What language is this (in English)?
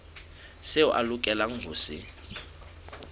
Southern Sotho